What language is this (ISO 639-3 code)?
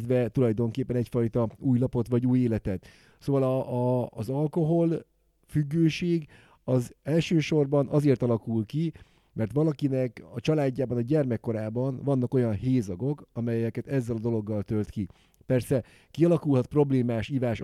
hun